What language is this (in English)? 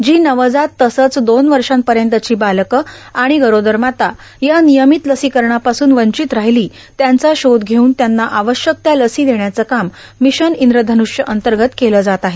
Marathi